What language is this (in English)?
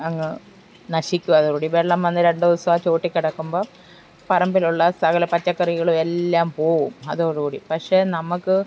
Malayalam